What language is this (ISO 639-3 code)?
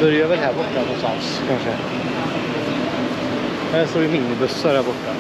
swe